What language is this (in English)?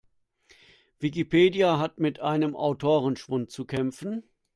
German